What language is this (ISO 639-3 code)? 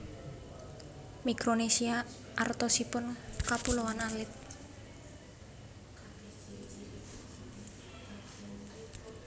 jav